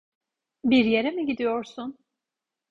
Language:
Turkish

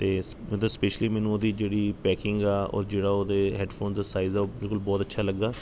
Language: Punjabi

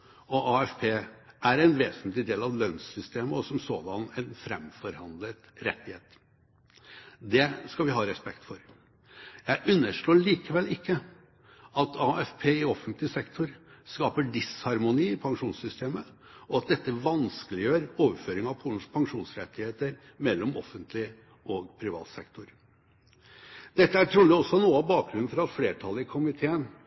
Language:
Norwegian Bokmål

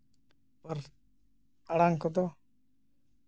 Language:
Santali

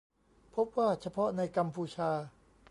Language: Thai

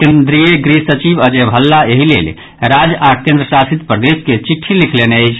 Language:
Maithili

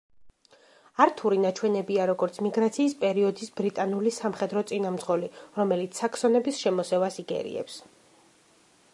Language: Georgian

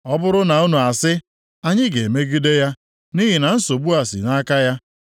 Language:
Igbo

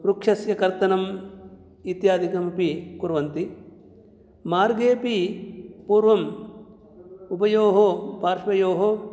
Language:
Sanskrit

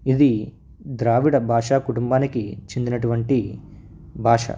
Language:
Telugu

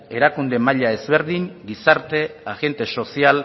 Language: Basque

